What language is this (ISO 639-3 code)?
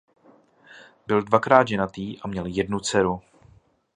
ces